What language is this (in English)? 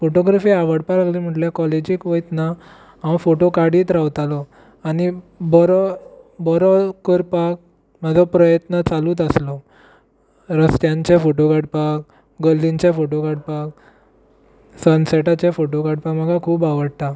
Konkani